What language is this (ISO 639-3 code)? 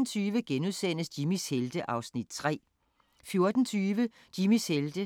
dan